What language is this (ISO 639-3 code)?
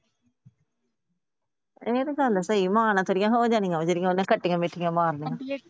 pan